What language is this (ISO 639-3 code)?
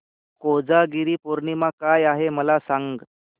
mar